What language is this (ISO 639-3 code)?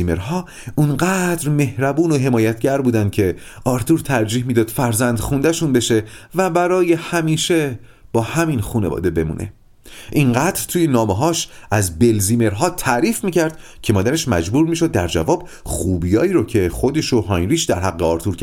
fas